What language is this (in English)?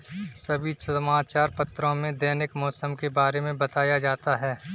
Hindi